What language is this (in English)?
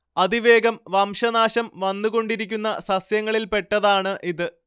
Malayalam